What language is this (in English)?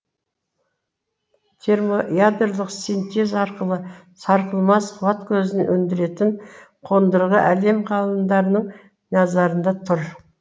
Kazakh